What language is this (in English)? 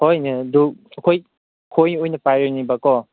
Manipuri